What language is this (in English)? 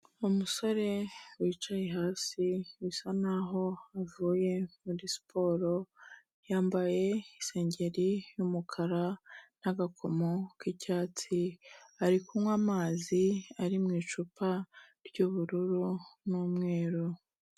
Kinyarwanda